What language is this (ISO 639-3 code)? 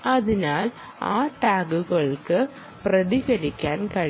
mal